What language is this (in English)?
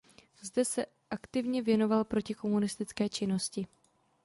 Czech